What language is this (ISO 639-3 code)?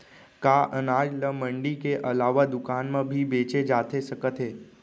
hne